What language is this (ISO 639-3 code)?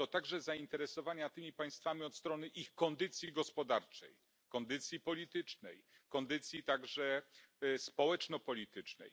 pol